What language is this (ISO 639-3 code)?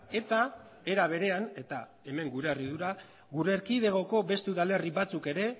eus